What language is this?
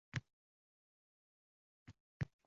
Uzbek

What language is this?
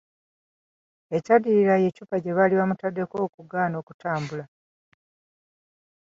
Ganda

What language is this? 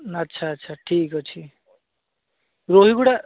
Odia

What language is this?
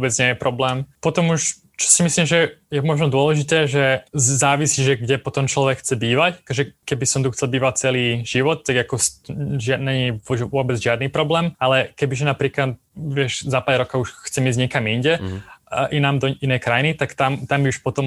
Slovak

